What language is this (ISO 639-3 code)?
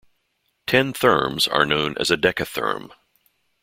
eng